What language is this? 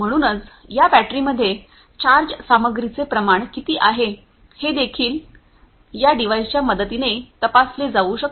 Marathi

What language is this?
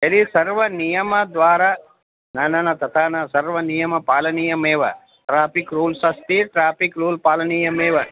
Sanskrit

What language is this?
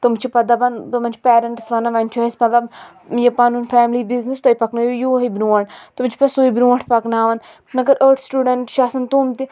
Kashmiri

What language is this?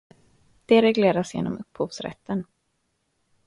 Swedish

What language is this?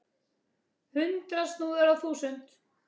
Icelandic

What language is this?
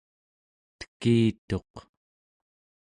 Central Yupik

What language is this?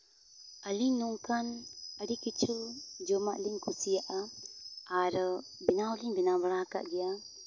Santali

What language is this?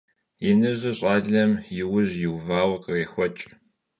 Kabardian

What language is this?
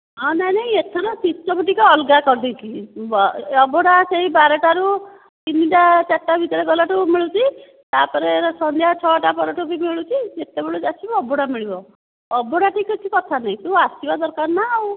Odia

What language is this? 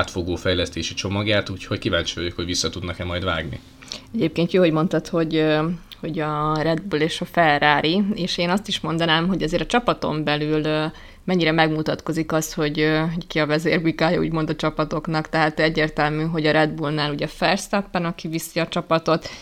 Hungarian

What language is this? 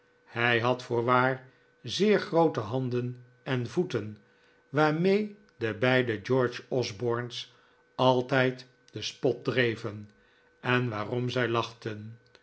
Dutch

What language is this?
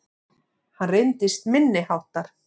Icelandic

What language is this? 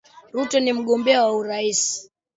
Swahili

